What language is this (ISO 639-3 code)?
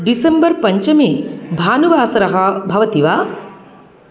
san